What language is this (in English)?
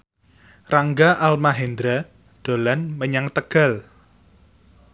Javanese